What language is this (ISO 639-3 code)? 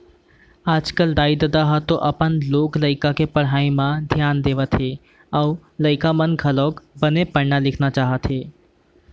hne